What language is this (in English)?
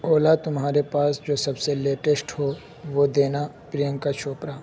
Urdu